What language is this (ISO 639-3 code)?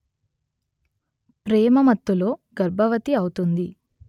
tel